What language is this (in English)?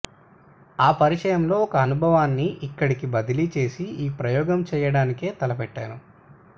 Telugu